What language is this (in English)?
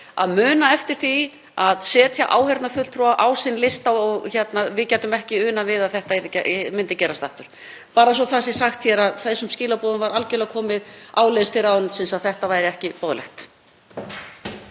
Icelandic